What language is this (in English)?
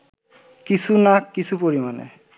Bangla